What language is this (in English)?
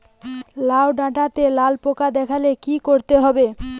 Bangla